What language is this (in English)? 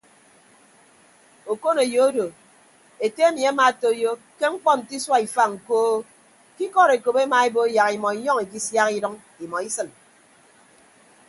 Ibibio